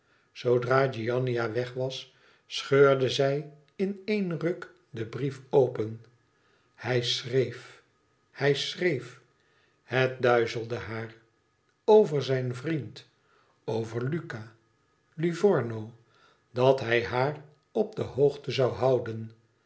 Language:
Dutch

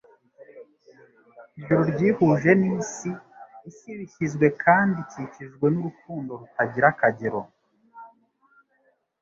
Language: Kinyarwanda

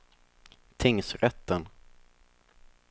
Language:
Swedish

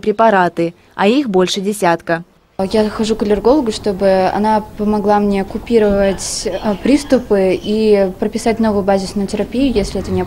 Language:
Russian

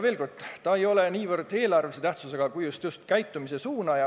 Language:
Estonian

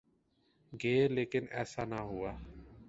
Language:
Urdu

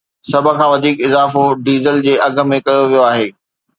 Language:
Sindhi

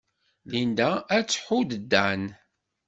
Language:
Kabyle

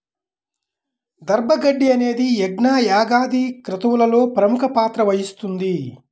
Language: Telugu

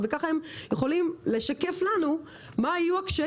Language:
Hebrew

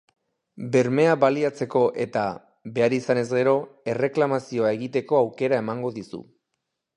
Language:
Basque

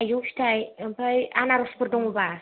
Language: Bodo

